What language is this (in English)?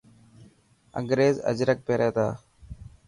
Dhatki